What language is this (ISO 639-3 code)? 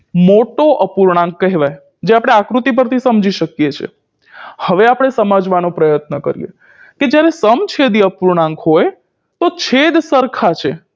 guj